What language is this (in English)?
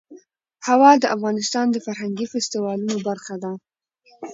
Pashto